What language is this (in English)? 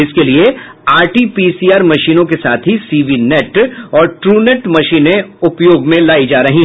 Hindi